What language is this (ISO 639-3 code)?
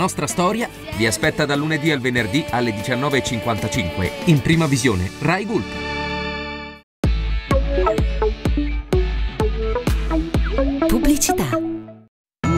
ita